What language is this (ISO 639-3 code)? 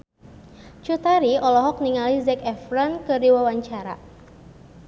sun